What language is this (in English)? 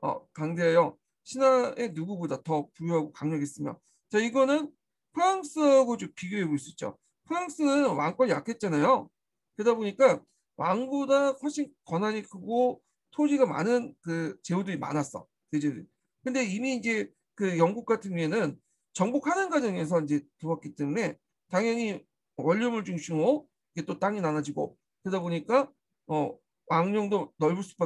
Korean